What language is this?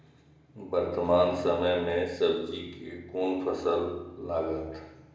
Maithili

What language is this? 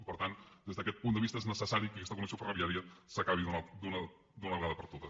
Catalan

